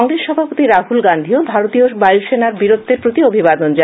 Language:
Bangla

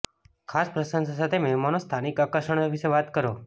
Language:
Gujarati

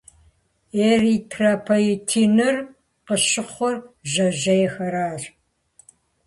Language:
Kabardian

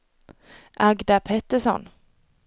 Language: Swedish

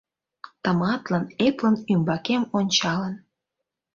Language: Mari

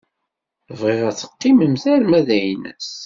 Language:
Kabyle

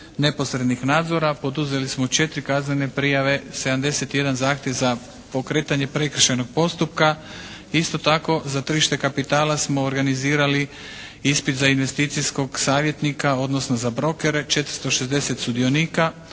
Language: Croatian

